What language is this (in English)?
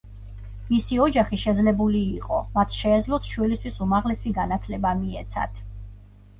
Georgian